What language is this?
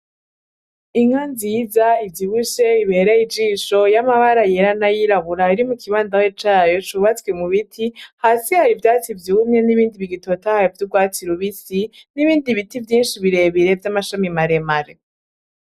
Rundi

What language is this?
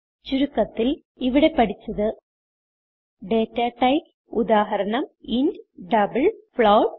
Malayalam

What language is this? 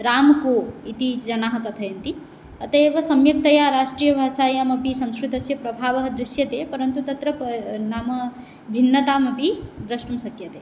Sanskrit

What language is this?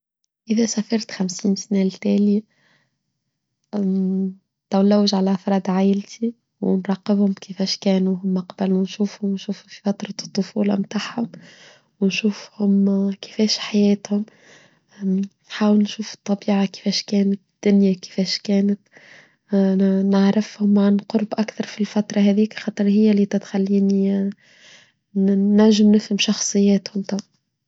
Tunisian Arabic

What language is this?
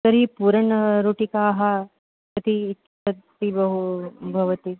Sanskrit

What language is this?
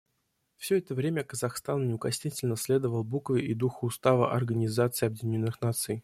Russian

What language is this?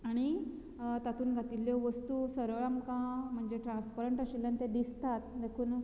Konkani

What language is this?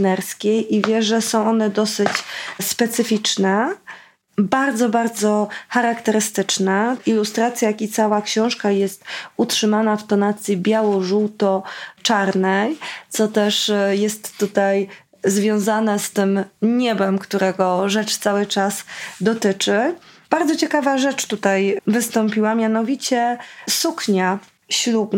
Polish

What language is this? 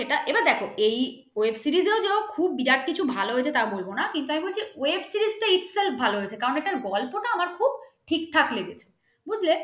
Bangla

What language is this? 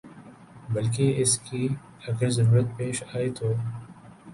Urdu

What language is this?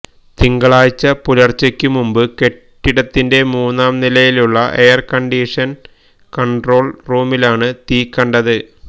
Malayalam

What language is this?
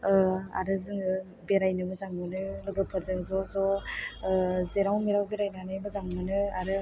Bodo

